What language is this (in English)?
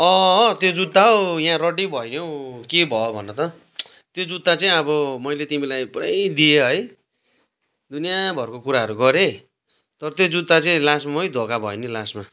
Nepali